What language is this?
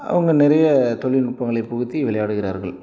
Tamil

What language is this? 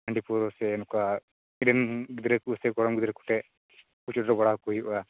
Santali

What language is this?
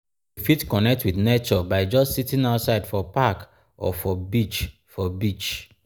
Nigerian Pidgin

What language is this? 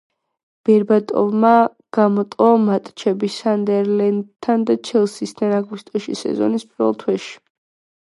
Georgian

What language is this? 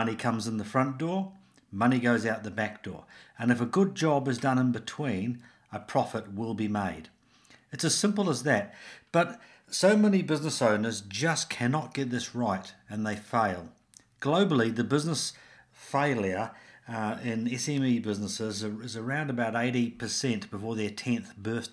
English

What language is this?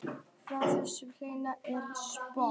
Icelandic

